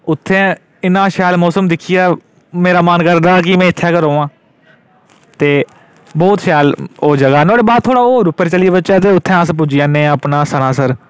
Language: Dogri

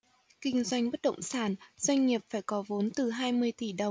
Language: Vietnamese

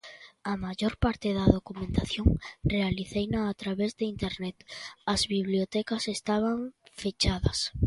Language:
Galician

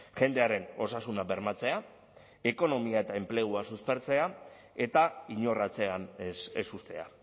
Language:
Basque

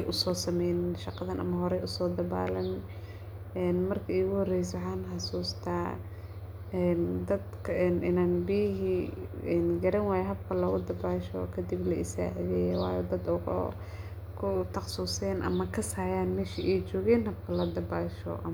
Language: Somali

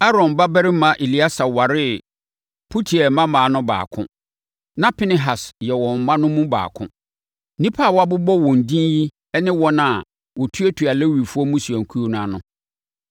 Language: Akan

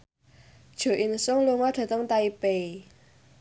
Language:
Javanese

